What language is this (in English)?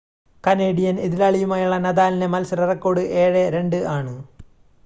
Malayalam